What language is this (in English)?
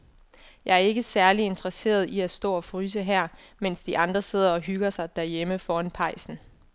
Danish